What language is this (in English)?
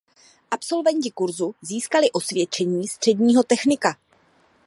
Czech